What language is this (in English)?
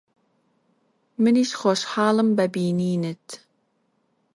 Central Kurdish